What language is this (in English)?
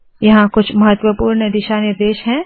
Hindi